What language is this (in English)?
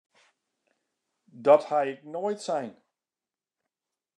Western Frisian